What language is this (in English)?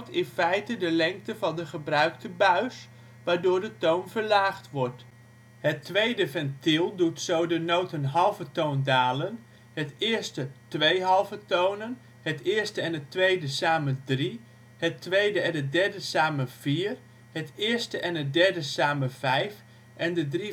Dutch